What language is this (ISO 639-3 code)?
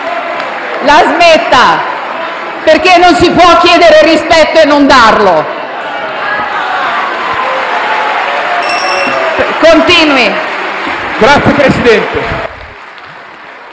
ita